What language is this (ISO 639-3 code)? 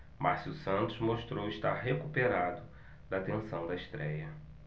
por